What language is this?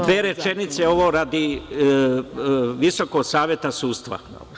Serbian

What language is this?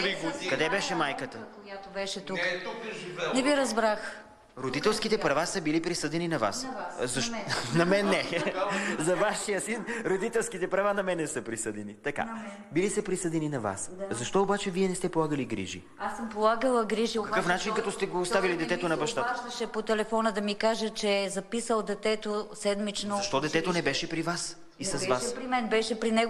Bulgarian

